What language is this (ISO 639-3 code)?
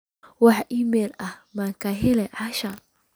som